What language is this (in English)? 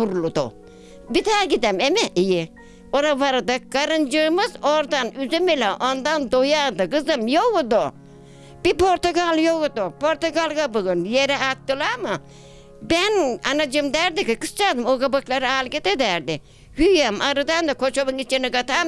Turkish